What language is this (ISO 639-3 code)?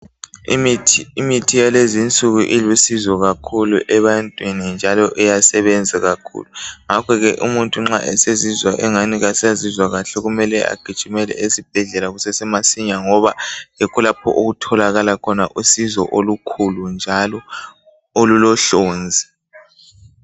nde